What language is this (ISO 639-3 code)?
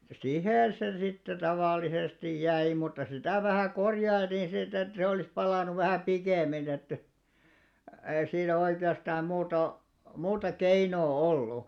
fin